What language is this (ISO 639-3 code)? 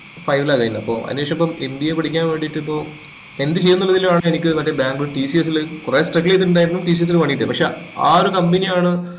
mal